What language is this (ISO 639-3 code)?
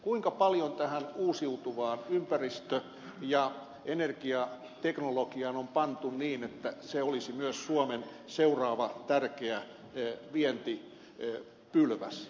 fin